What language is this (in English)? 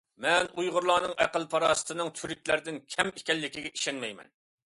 Uyghur